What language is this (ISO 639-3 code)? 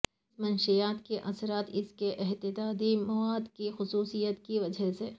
urd